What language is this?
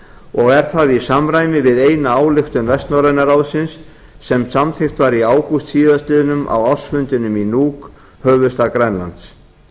Icelandic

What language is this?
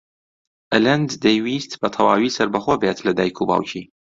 Central Kurdish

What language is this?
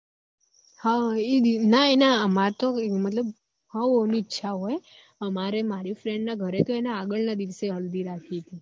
Gujarati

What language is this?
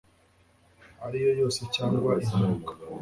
Kinyarwanda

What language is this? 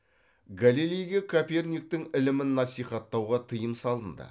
Kazakh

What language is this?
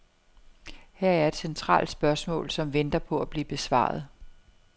Danish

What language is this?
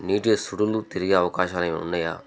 Telugu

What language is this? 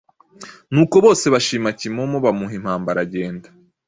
Kinyarwanda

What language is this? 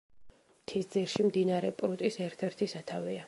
Georgian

